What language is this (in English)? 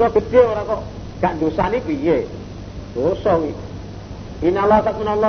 Indonesian